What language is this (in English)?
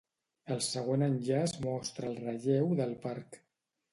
Catalan